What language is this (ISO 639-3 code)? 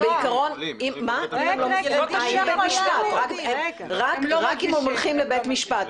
heb